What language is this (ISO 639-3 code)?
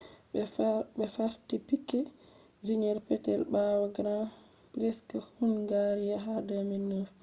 ful